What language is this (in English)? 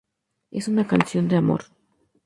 Spanish